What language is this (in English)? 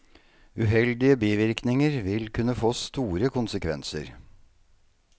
Norwegian